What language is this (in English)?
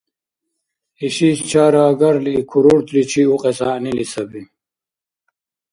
Dargwa